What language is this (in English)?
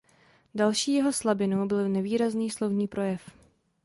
Czech